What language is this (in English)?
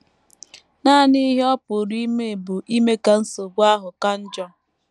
Igbo